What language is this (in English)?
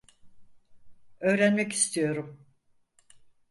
Turkish